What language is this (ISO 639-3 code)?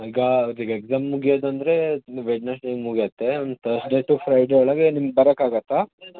kan